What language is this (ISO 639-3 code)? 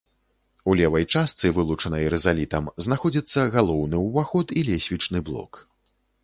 bel